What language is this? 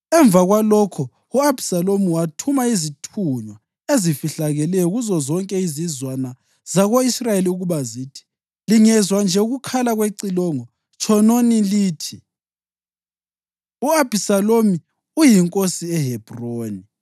North Ndebele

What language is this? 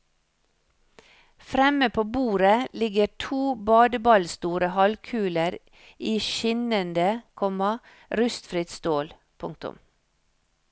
Norwegian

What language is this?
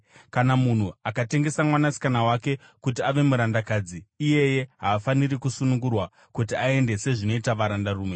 Shona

